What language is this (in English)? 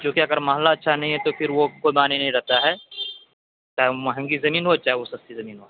Urdu